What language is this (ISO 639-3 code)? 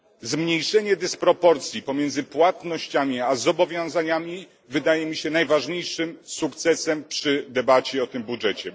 pol